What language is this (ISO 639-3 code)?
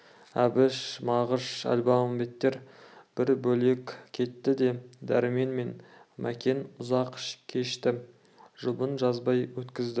kaz